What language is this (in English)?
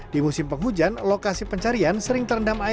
Indonesian